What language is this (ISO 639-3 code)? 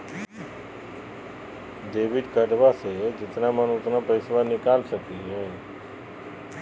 mag